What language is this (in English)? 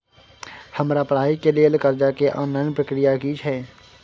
Maithili